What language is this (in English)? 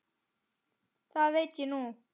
Icelandic